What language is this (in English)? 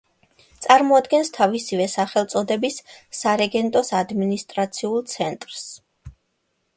Georgian